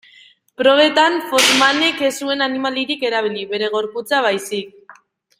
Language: Basque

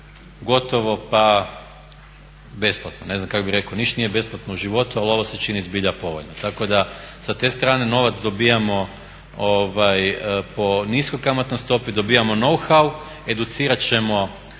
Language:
Croatian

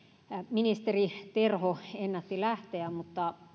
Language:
Finnish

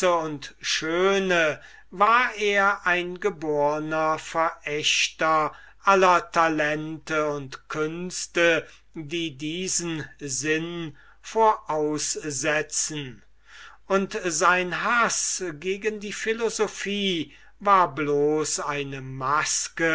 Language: German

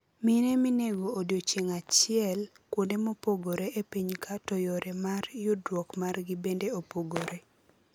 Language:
Luo (Kenya and Tanzania)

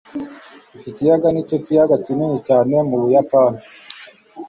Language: Kinyarwanda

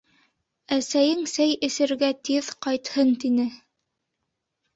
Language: Bashkir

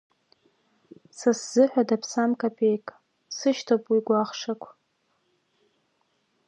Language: Abkhazian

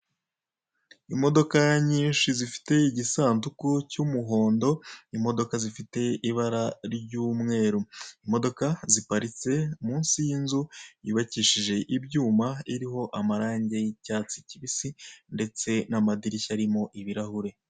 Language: Kinyarwanda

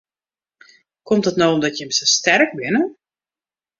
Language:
Western Frisian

